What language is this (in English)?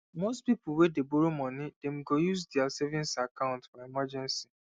Nigerian Pidgin